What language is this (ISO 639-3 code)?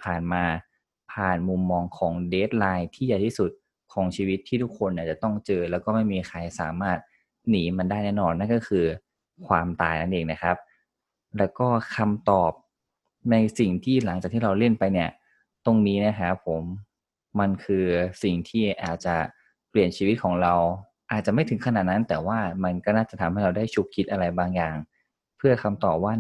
tha